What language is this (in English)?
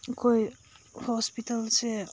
Manipuri